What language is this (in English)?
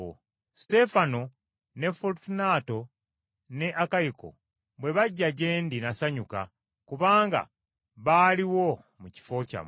Ganda